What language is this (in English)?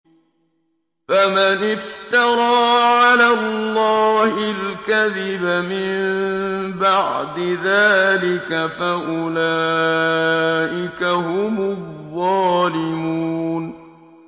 Arabic